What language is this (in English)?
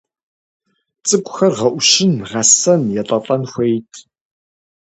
Kabardian